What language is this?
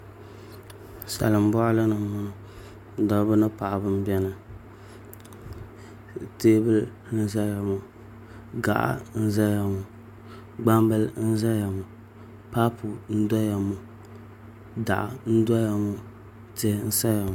Dagbani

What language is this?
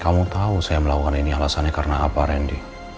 Indonesian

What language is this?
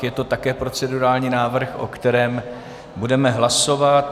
Czech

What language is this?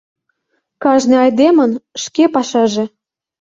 Mari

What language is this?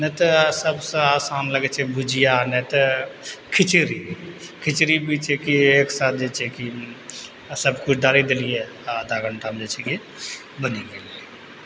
Maithili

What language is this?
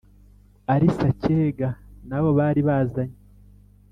Kinyarwanda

